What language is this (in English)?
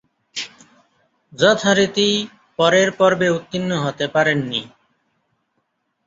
Bangla